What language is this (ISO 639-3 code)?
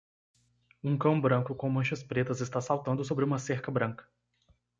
por